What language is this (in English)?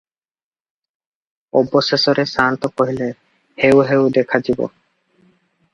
Odia